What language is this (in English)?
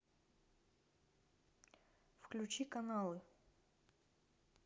Russian